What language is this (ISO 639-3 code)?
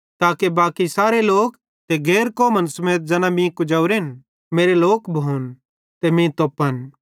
bhd